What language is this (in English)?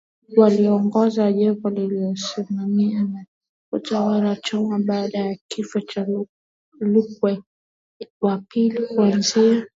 Swahili